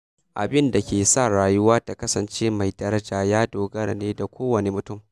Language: Hausa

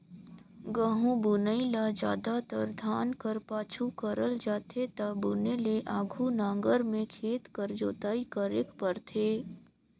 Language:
Chhattisgarhi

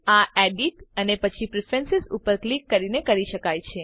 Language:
Gujarati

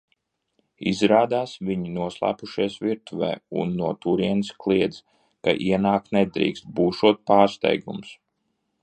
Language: Latvian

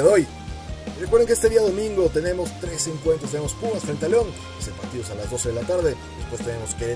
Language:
Spanish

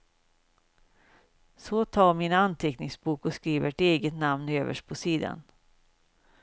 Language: Swedish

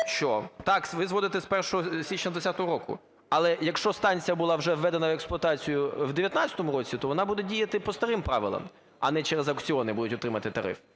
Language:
Ukrainian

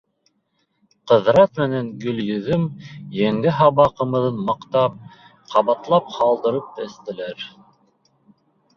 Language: Bashkir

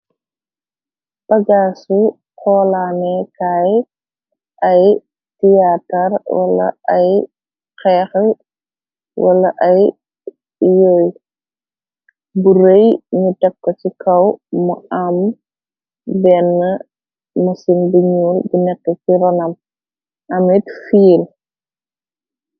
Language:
Wolof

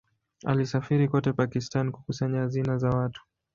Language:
Swahili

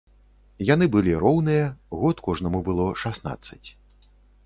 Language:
Belarusian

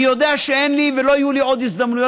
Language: Hebrew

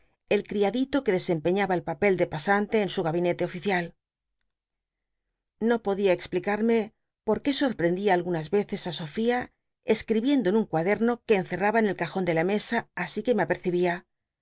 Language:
Spanish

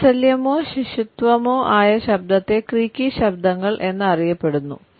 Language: Malayalam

